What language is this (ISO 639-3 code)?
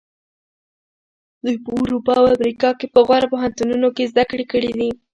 pus